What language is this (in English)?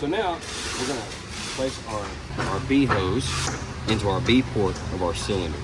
English